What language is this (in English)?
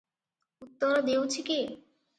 Odia